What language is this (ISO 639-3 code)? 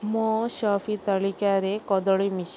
ori